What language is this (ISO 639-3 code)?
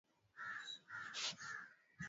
swa